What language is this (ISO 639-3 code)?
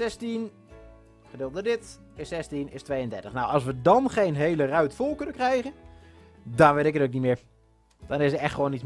nld